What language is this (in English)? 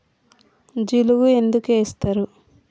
Telugu